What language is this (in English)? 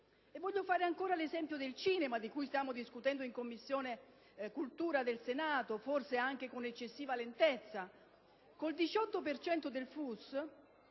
Italian